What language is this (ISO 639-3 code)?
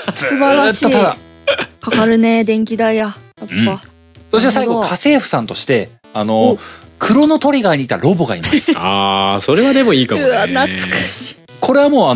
jpn